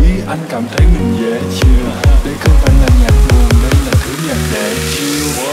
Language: Vietnamese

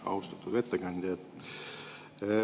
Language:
Estonian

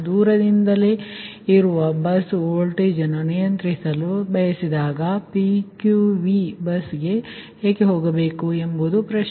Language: Kannada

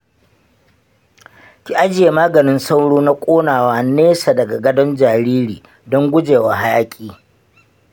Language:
Hausa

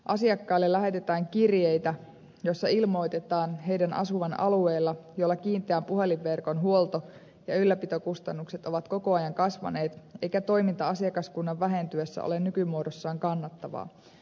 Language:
Finnish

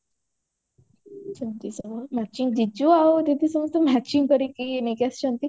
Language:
Odia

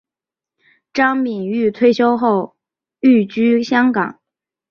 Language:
Chinese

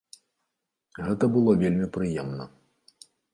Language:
Belarusian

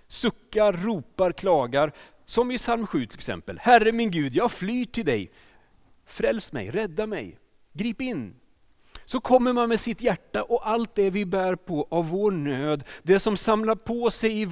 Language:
Swedish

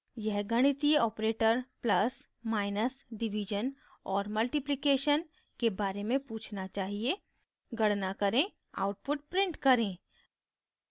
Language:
Hindi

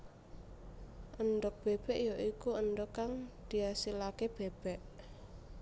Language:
Javanese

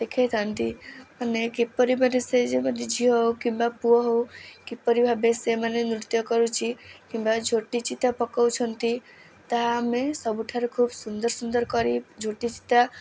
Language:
Odia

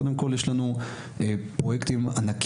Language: Hebrew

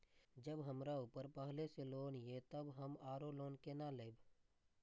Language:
Maithili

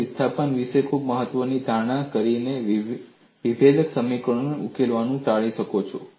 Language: Gujarati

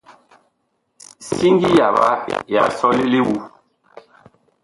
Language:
Bakoko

